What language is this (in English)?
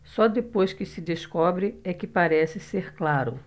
Portuguese